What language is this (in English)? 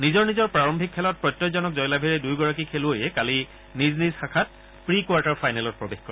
Assamese